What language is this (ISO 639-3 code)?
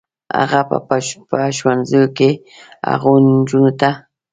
pus